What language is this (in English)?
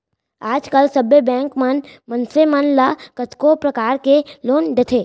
Chhattisgarhi